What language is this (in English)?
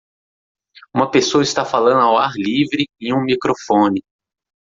Portuguese